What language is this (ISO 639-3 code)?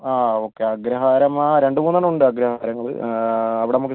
mal